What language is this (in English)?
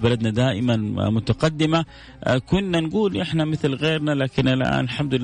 Arabic